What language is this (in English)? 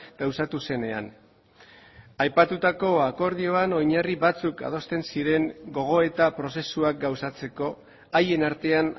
Basque